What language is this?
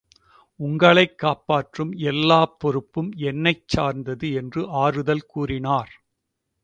Tamil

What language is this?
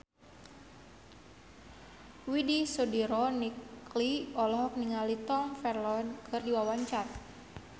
Sundanese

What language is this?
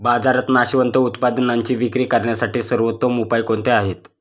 Marathi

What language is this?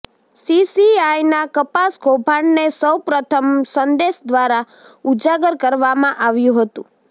Gujarati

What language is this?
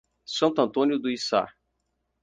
Portuguese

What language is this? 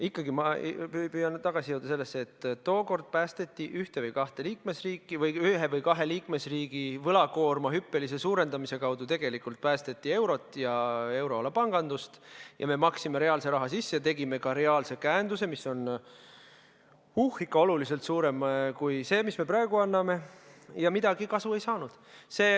Estonian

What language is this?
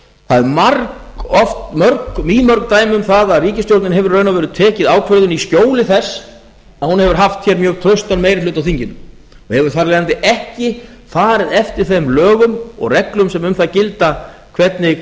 Icelandic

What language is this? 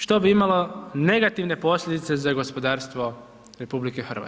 Croatian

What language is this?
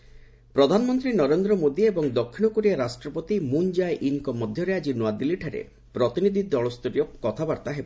Odia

